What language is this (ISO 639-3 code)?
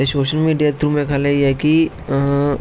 doi